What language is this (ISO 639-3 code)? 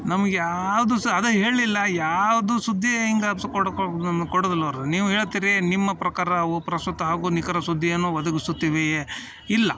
kan